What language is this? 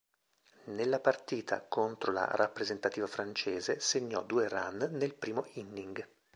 Italian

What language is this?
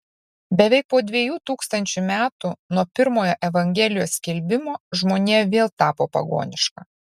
Lithuanian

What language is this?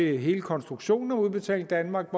Danish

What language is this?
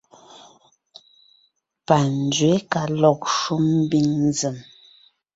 Ngiemboon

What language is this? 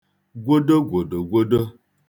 Igbo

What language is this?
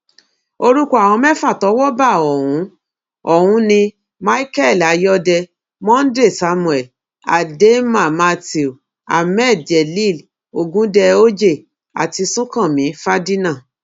Yoruba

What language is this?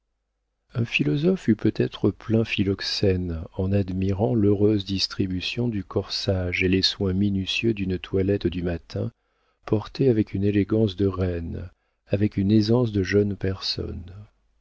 French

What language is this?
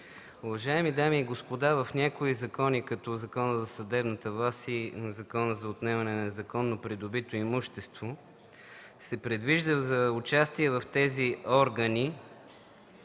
Bulgarian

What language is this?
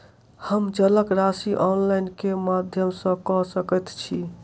Maithili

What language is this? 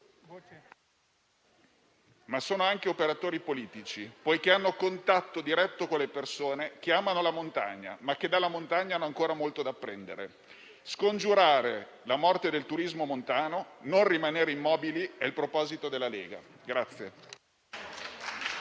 Italian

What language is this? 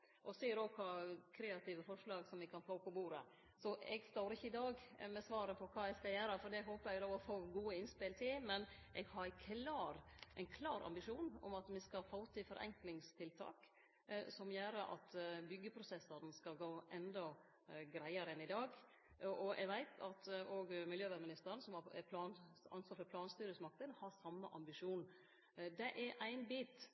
Norwegian Nynorsk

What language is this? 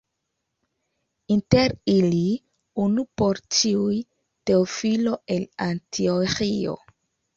Esperanto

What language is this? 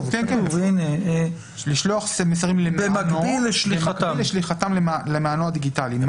Hebrew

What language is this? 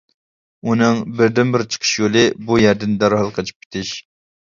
Uyghur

